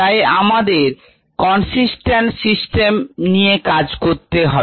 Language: Bangla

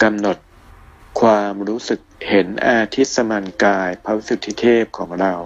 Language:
Thai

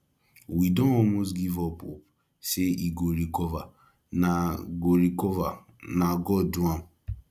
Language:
Nigerian Pidgin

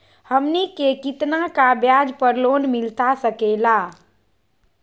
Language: Magahi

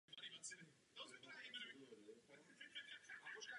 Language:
Czech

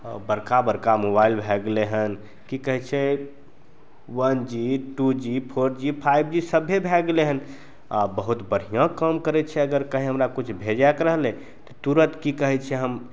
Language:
Maithili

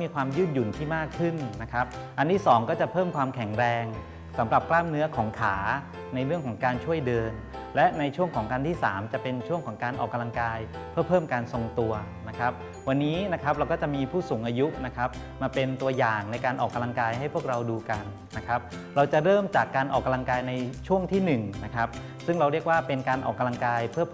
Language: Thai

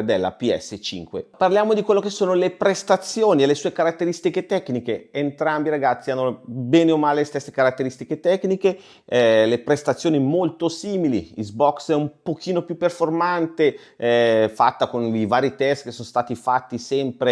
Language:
Italian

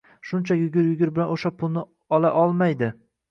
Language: Uzbek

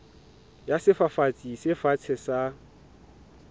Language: Southern Sotho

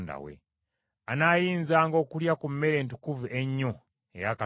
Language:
Ganda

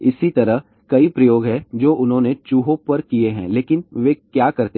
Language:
Hindi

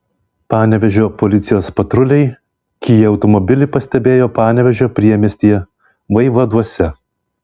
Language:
Lithuanian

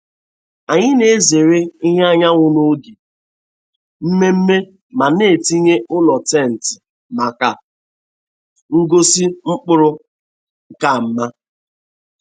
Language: Igbo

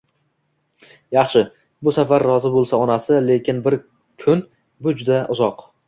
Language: Uzbek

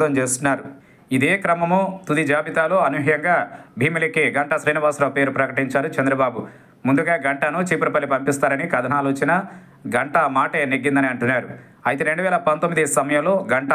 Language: Telugu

